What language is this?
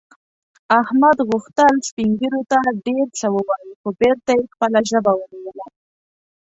Pashto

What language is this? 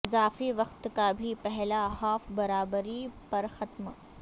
Urdu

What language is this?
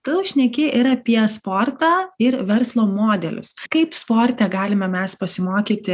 Lithuanian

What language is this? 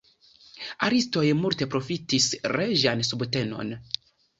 Esperanto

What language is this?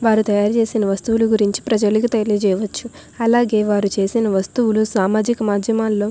Telugu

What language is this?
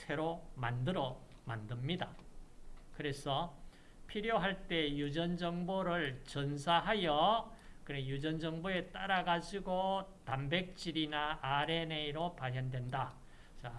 Korean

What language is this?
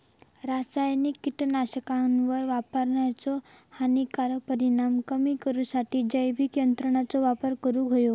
Marathi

